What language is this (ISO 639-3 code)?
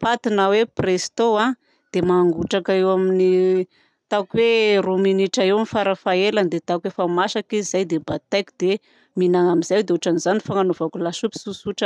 bzc